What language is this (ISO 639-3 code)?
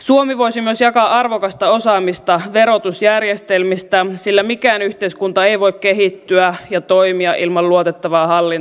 fin